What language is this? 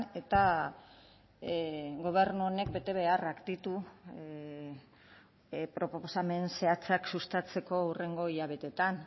Basque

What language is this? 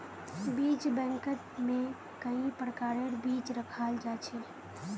Magahi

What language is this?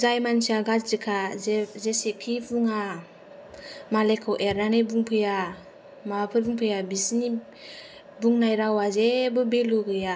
Bodo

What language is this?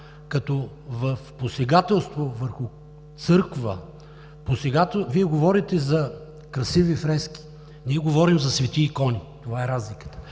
Bulgarian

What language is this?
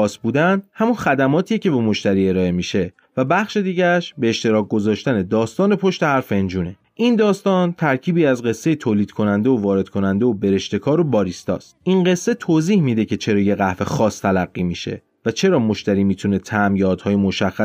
Persian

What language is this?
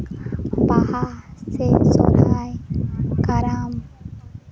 Santali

